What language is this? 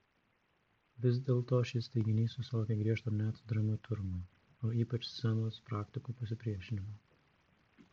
Lithuanian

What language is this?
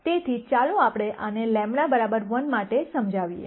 Gujarati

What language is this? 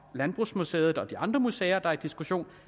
Danish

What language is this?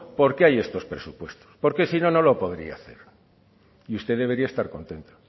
Spanish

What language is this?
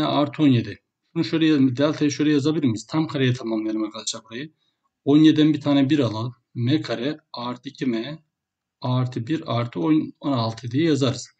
Turkish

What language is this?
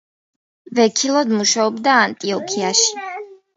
Georgian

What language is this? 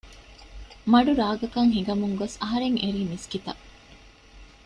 Divehi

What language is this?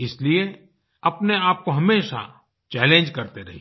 Hindi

